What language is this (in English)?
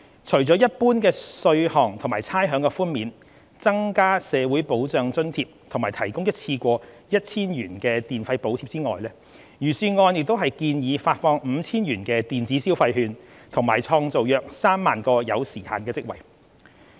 Cantonese